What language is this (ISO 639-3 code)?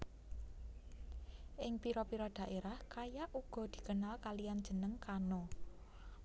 jav